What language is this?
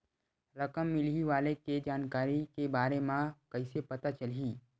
Chhattisgarhi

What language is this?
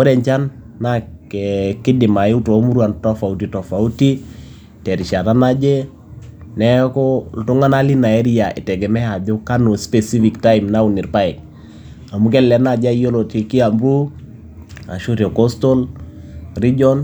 Masai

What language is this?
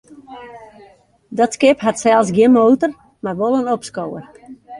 Western Frisian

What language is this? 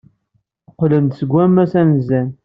Kabyle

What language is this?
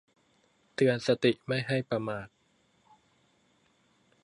Thai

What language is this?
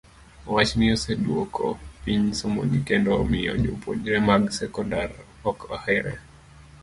Luo (Kenya and Tanzania)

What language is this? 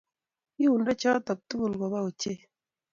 Kalenjin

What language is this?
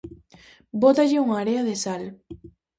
Galician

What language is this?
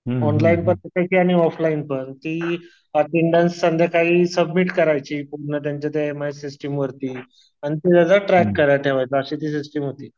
Marathi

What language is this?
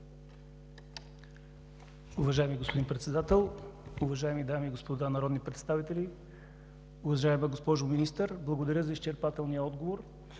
Bulgarian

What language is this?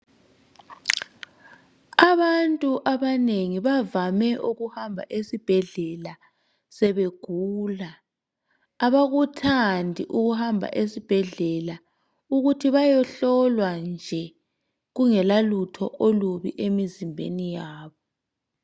North Ndebele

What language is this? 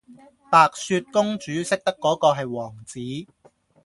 Cantonese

